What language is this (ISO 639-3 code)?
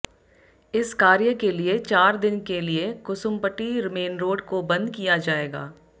hin